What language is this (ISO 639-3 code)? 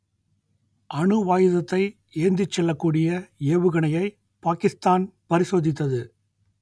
tam